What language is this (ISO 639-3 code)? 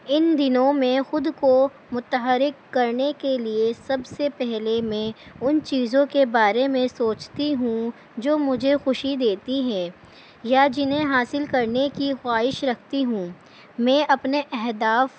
urd